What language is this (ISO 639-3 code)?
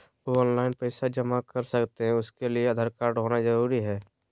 mag